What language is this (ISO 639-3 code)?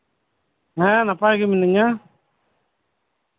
sat